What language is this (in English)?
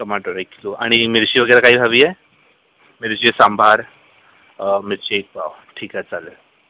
Marathi